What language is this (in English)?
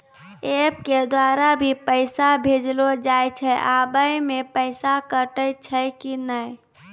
Maithili